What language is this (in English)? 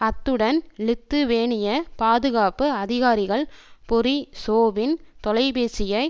Tamil